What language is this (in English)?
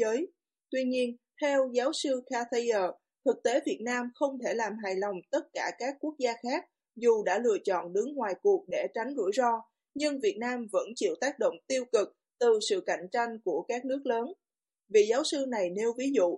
Vietnamese